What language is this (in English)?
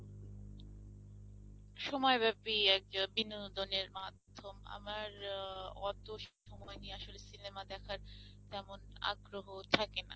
Bangla